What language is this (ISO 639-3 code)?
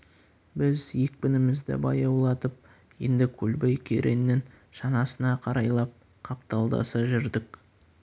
kaz